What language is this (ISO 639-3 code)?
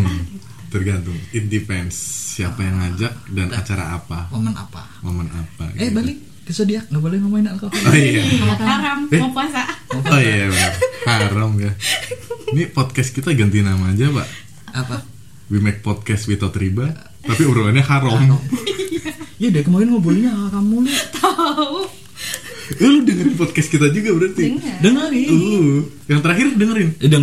ind